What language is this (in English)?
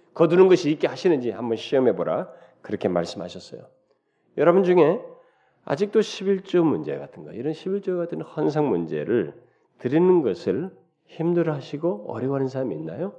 Korean